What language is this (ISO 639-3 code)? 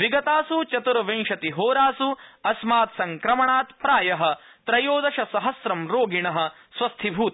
san